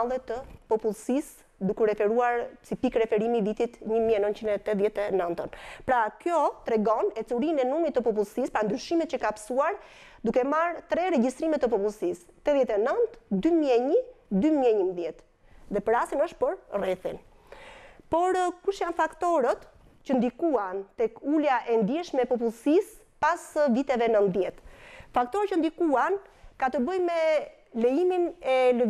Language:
Romanian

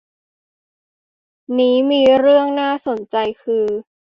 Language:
Thai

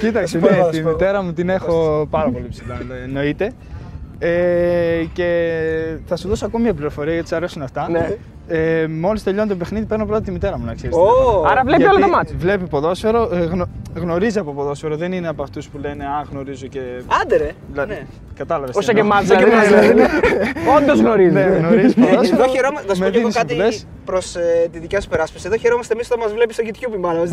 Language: Greek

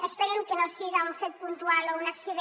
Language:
Catalan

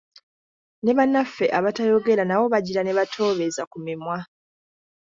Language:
Ganda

